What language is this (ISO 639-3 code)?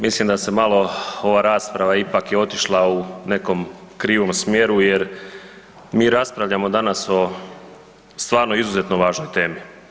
hrv